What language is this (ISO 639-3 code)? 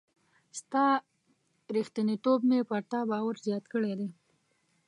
pus